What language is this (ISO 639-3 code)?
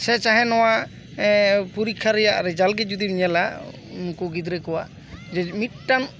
sat